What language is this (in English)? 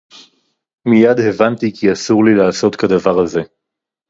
Hebrew